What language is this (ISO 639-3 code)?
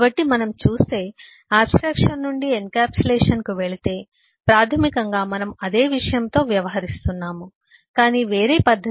tel